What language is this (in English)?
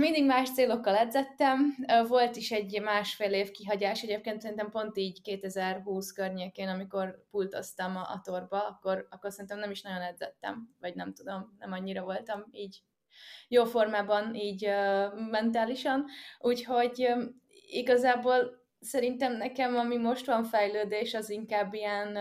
Hungarian